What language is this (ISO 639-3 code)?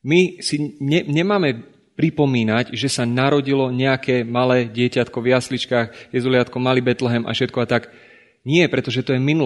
slk